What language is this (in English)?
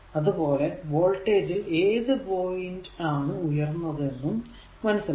Malayalam